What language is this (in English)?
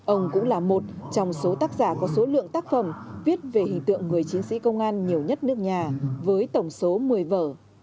Vietnamese